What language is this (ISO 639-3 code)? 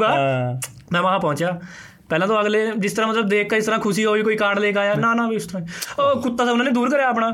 pan